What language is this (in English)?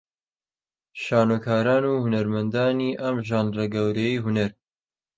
Central Kurdish